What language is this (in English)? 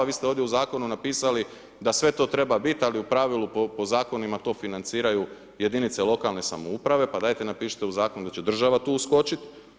Croatian